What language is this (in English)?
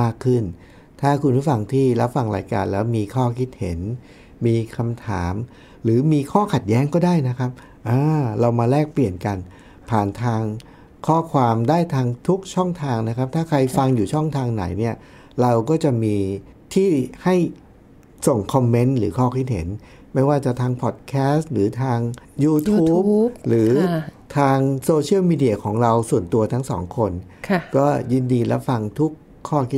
Thai